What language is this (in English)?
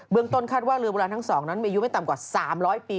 Thai